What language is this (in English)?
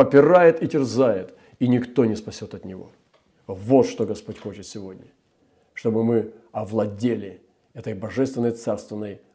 Russian